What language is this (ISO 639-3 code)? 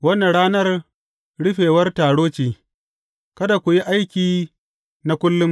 hau